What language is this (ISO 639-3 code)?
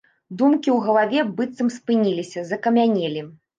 bel